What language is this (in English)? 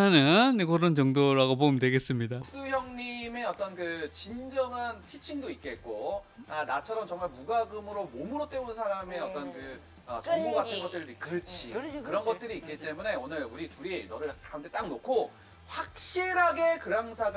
Korean